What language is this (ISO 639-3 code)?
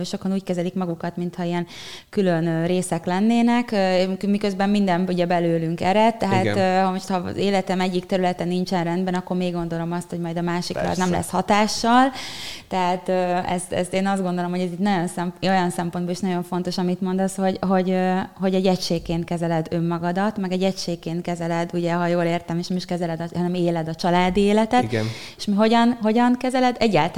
hun